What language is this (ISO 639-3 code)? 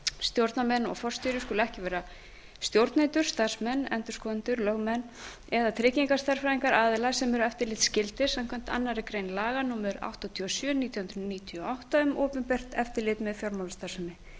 isl